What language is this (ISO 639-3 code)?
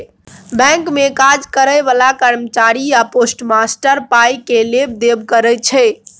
mai